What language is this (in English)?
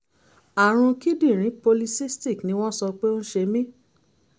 Yoruba